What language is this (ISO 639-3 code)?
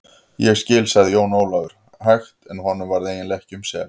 isl